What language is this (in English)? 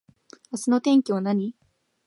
Japanese